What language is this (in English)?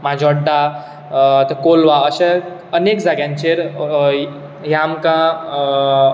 Konkani